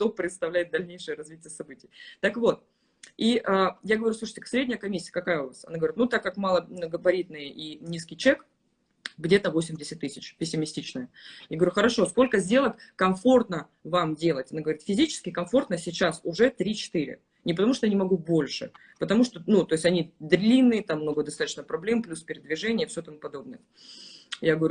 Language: Russian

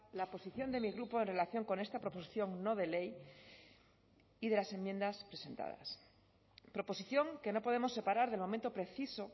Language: Spanish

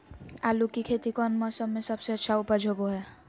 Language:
Magahi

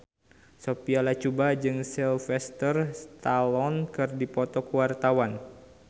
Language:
Sundanese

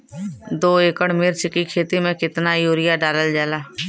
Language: Bhojpuri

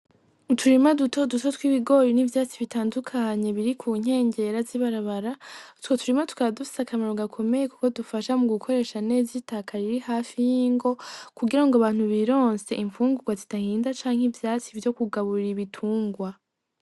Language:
Rundi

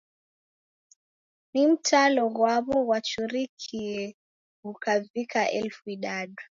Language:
Taita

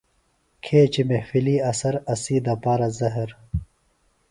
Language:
Phalura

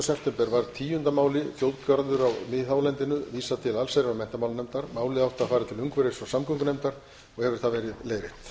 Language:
Icelandic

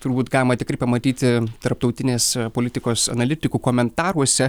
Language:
Lithuanian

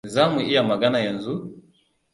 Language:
Hausa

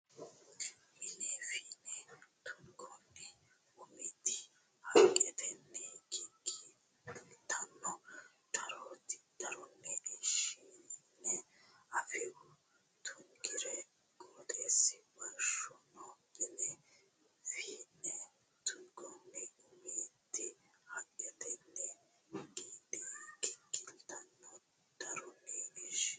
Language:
Sidamo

